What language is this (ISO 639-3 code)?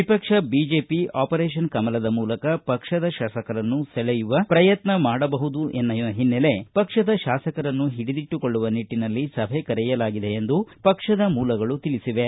kan